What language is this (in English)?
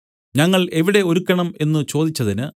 Malayalam